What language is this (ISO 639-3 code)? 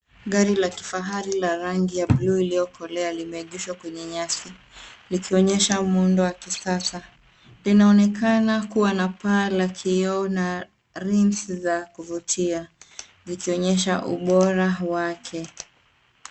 swa